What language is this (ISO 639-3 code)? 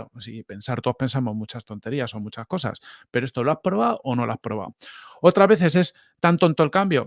spa